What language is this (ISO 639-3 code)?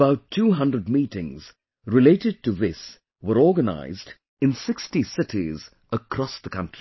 eng